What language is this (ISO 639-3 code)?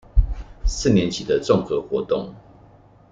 zho